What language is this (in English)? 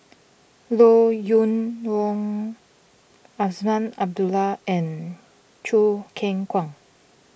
English